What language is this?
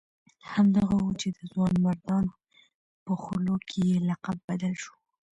Pashto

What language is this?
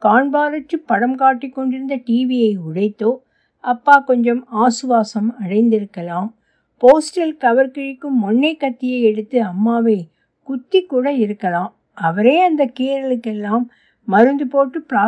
Tamil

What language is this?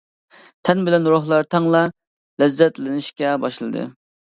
Uyghur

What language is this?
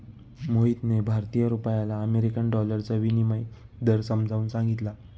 Marathi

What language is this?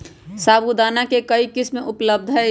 Magahi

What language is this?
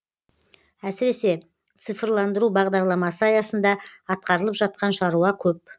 Kazakh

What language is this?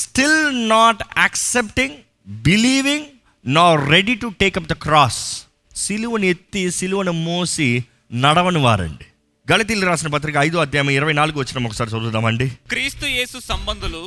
Telugu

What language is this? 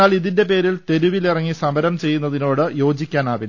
Malayalam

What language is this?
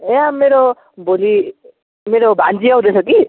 Nepali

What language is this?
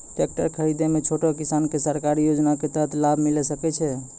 Maithili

